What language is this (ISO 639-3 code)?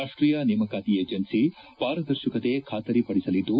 kan